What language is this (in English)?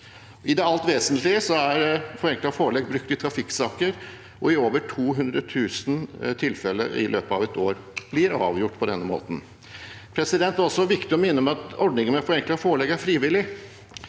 Norwegian